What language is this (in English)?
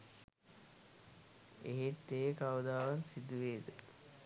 Sinhala